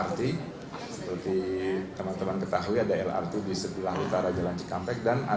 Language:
Indonesian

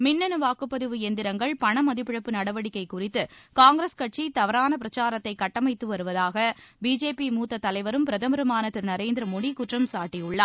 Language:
Tamil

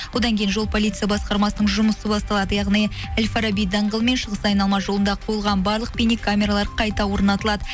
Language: Kazakh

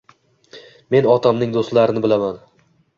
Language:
Uzbek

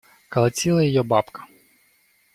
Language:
Russian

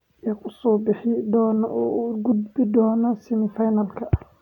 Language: Somali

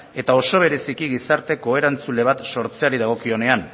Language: Basque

